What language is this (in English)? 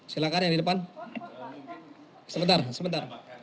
Indonesian